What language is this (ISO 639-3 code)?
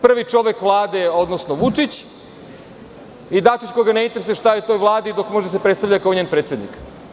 srp